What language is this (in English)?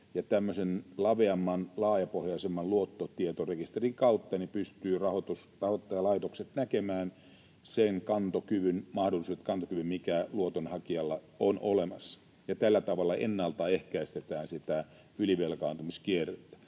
Finnish